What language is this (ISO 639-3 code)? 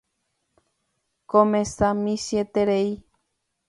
grn